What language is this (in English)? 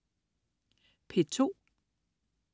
Danish